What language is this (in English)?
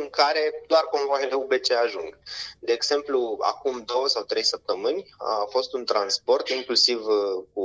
Romanian